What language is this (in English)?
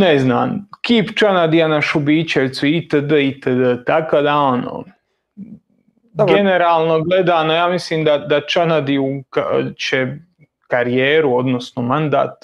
Croatian